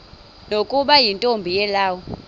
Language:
Xhosa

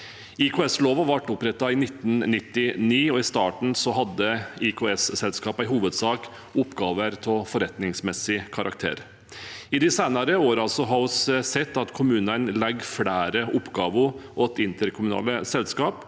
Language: Norwegian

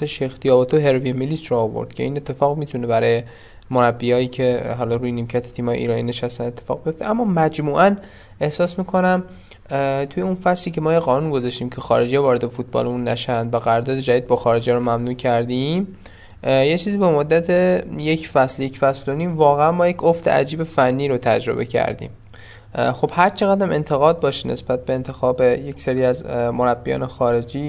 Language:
Persian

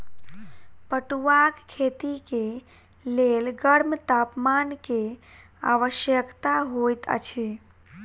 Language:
Maithili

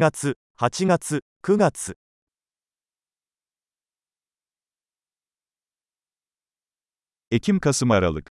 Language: Turkish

